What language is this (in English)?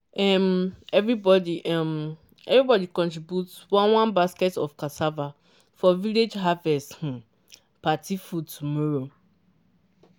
Nigerian Pidgin